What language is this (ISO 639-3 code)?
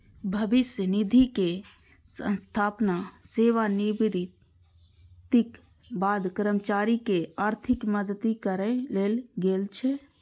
mai